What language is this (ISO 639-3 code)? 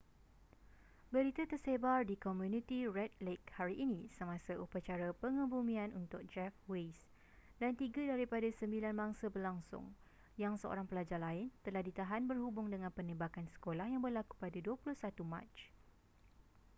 msa